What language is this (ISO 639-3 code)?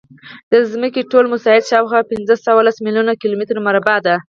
pus